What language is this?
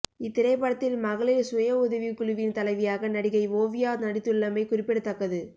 Tamil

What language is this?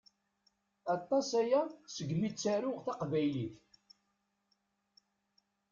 Kabyle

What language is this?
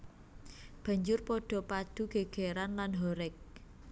Javanese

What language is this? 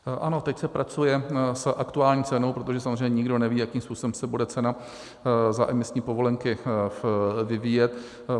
Czech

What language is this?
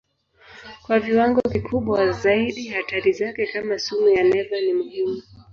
Swahili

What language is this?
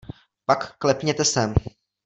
Czech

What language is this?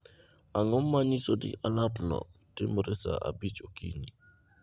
Luo (Kenya and Tanzania)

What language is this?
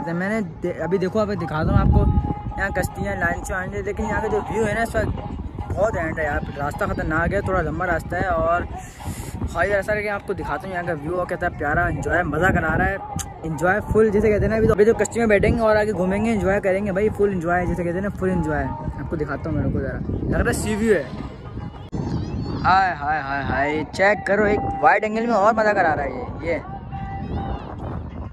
Hindi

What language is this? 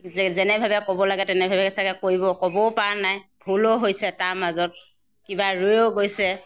Assamese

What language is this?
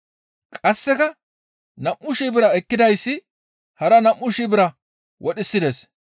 Gamo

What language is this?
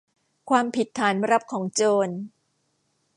Thai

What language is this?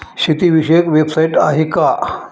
Marathi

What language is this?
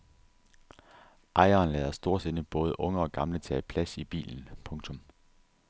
Danish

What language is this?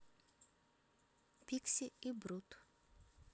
Russian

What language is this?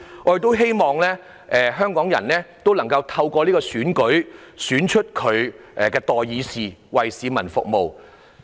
Cantonese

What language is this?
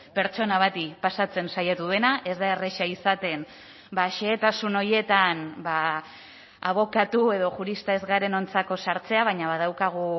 Basque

